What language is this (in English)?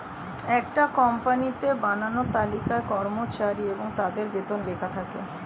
Bangla